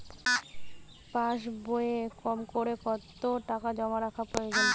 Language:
Bangla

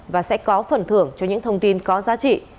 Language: Vietnamese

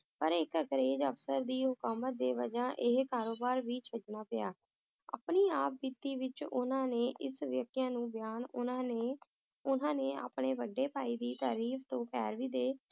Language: Punjabi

